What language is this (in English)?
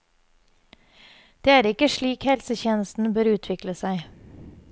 Norwegian